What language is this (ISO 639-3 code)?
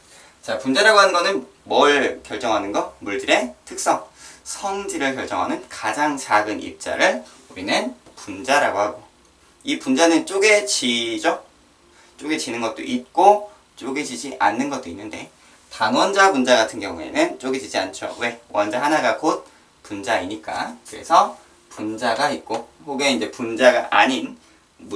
kor